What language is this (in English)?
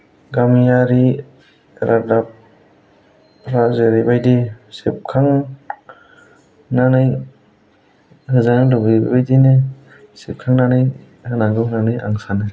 Bodo